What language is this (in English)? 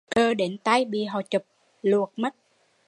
Vietnamese